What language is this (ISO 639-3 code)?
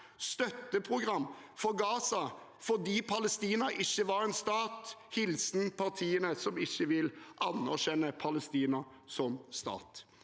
nor